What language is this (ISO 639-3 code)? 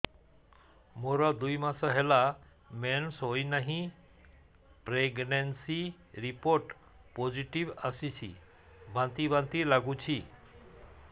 ori